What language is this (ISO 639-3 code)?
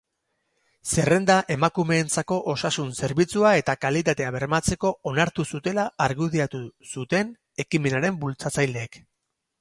eus